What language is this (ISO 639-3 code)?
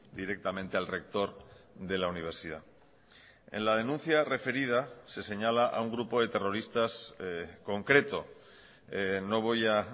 spa